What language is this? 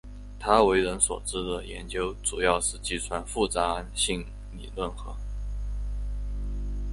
Chinese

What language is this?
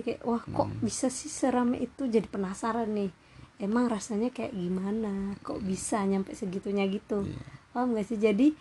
Indonesian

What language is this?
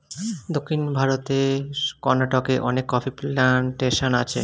Bangla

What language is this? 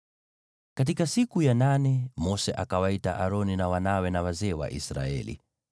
Swahili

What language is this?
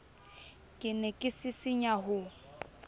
Southern Sotho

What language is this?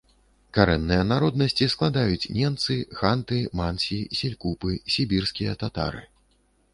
Belarusian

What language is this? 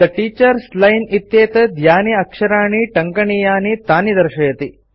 Sanskrit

